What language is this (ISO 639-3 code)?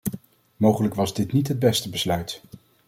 nld